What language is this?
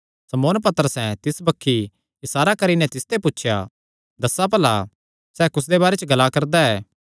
Kangri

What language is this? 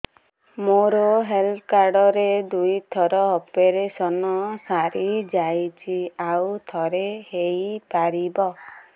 Odia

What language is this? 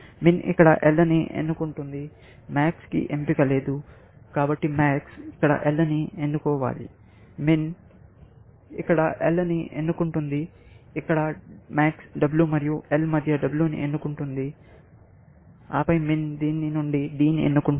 Telugu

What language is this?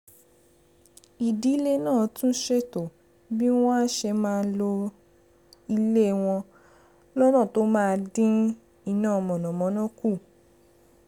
Yoruba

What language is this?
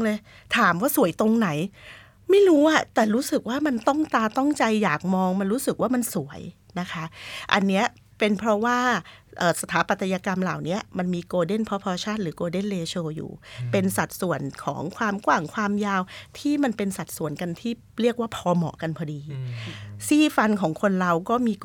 Thai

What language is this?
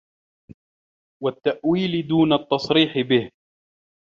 Arabic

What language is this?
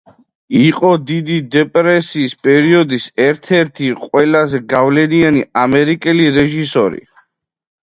Georgian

